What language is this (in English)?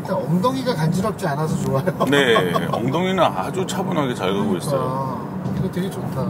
Korean